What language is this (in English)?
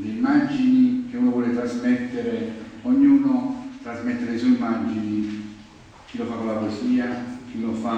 Italian